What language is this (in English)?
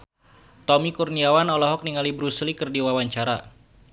Sundanese